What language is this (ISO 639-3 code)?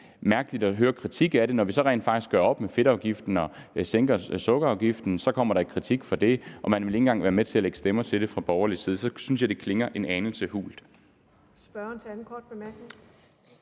dan